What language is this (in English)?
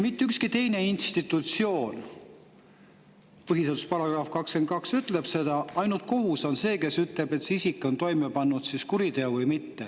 Estonian